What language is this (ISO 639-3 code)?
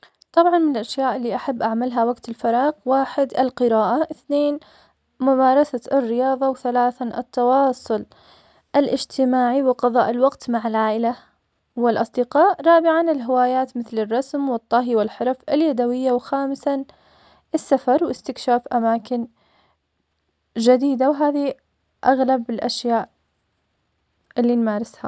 acx